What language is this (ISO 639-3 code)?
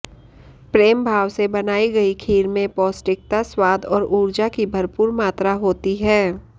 hin